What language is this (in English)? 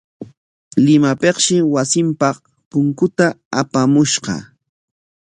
Corongo Ancash Quechua